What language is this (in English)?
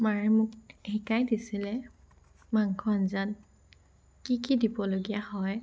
Assamese